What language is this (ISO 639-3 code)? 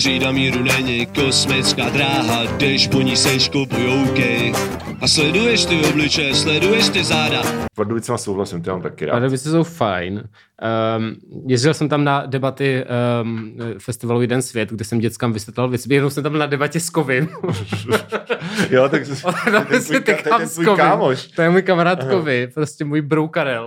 ces